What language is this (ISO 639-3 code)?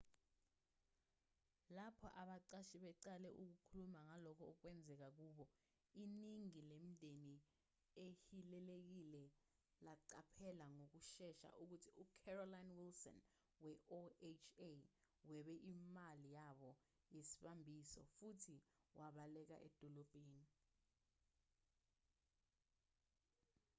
zul